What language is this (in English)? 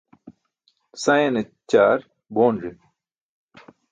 Burushaski